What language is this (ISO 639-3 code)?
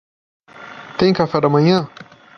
por